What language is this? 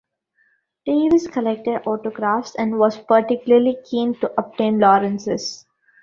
English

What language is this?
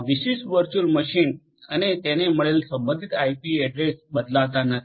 Gujarati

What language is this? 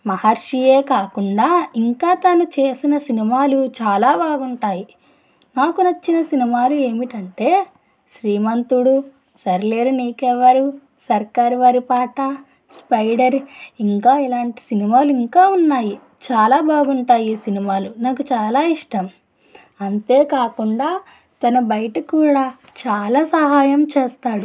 Telugu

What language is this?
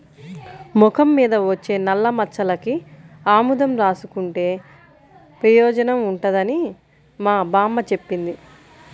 Telugu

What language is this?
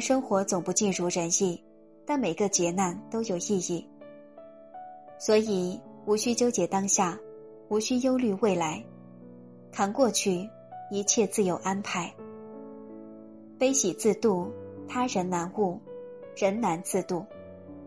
Chinese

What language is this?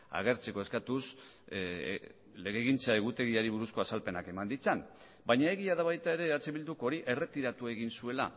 Basque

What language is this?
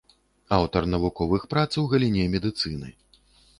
Belarusian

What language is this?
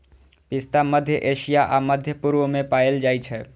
Maithili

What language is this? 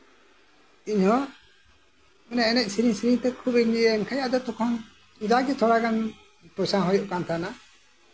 Santali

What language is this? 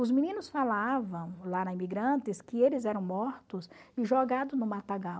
Portuguese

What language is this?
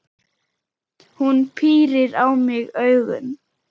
Icelandic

